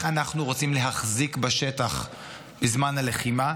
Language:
Hebrew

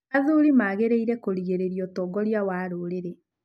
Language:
Kikuyu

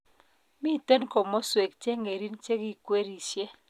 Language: Kalenjin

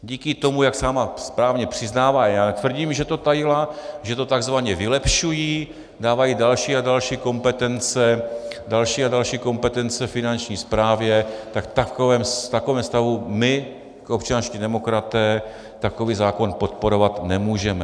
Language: Czech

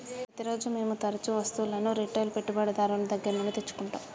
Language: Telugu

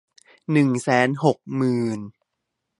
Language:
Thai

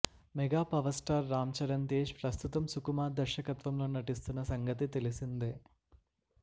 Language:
Telugu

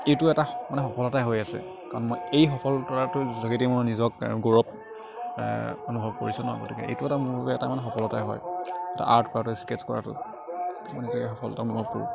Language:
Assamese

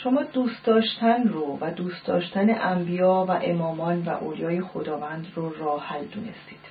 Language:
Persian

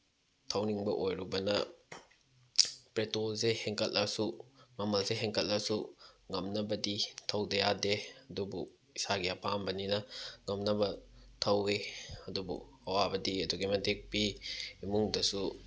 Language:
Manipuri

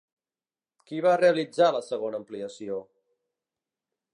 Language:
Catalan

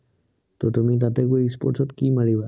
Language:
Assamese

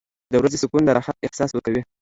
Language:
Pashto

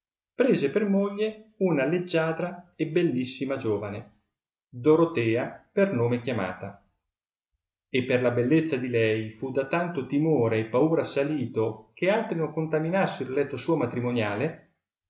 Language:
Italian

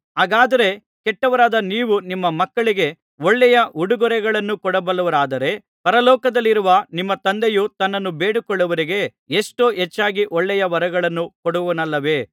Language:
Kannada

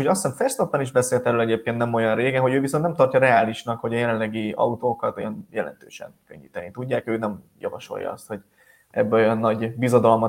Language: Hungarian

